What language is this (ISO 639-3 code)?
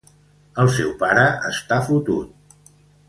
cat